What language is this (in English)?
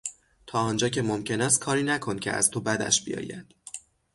Persian